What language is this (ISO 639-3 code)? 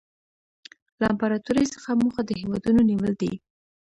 pus